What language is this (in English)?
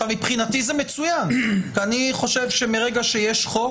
Hebrew